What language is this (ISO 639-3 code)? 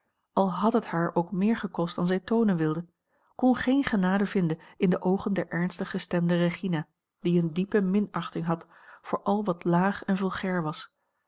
nld